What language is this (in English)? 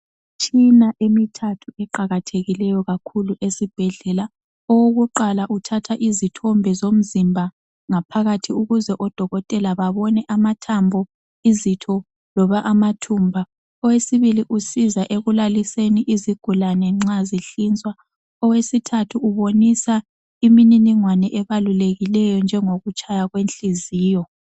North Ndebele